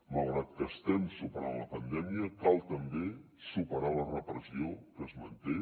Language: Catalan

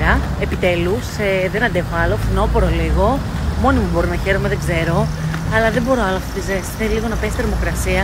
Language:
Greek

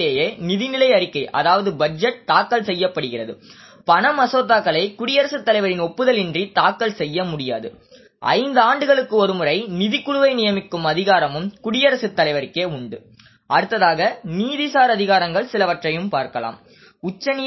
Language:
Tamil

